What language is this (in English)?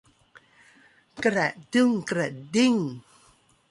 Thai